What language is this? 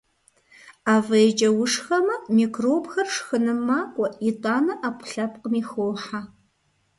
Kabardian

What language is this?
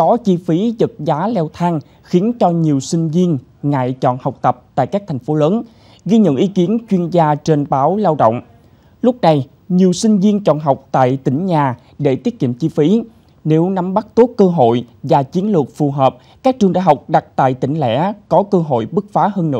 Vietnamese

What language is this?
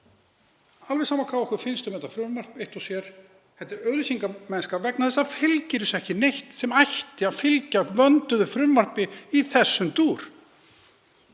Icelandic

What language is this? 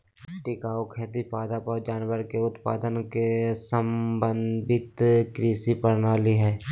Magahi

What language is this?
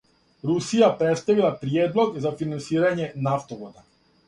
Serbian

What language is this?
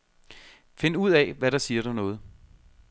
Danish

